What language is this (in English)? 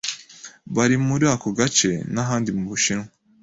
Kinyarwanda